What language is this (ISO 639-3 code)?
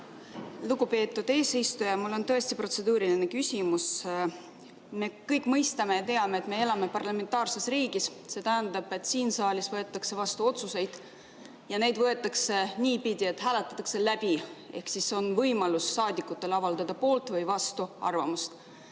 est